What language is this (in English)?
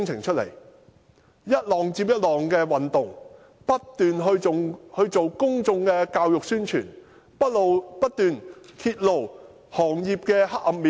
Cantonese